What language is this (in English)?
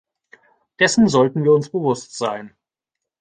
German